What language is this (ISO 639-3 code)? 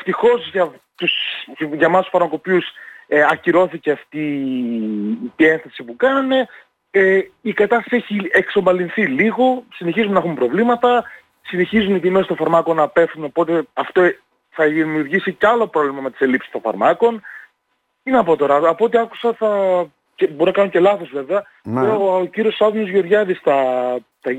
ell